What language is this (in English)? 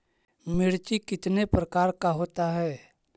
Magahi